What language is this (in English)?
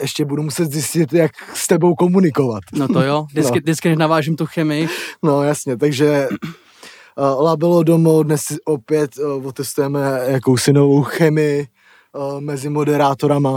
Czech